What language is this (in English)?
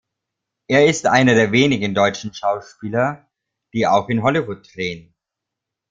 German